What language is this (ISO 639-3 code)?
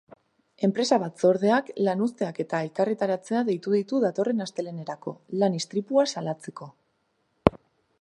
eus